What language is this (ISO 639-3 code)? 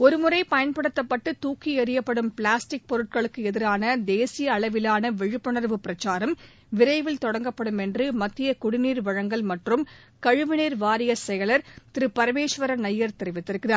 tam